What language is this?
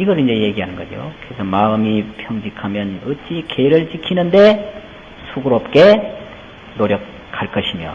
Korean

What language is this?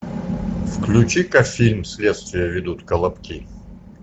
Russian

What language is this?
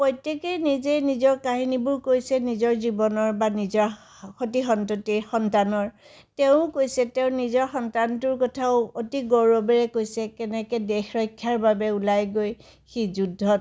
Assamese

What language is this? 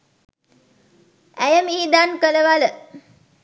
Sinhala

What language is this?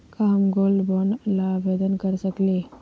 Magahi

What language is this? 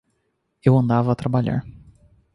Portuguese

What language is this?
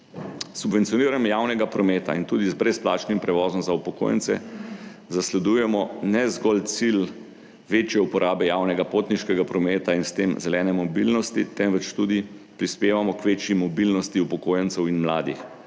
Slovenian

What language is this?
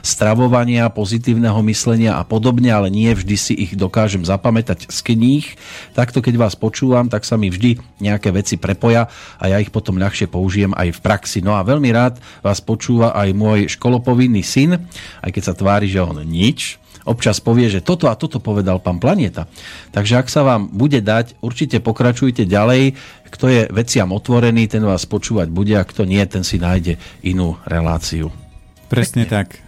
Slovak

